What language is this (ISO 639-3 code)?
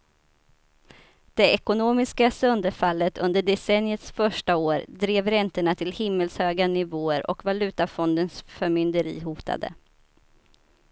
swe